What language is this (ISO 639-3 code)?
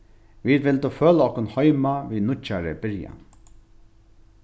fao